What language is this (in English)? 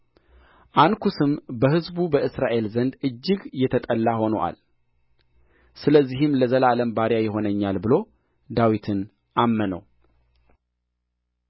Amharic